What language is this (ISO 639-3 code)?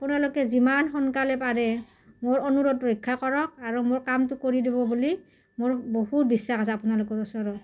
asm